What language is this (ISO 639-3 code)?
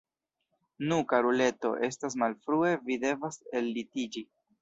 epo